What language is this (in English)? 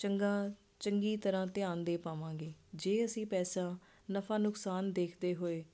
Punjabi